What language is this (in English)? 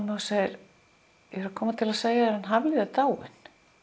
Icelandic